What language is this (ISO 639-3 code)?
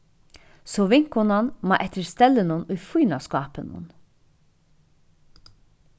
fao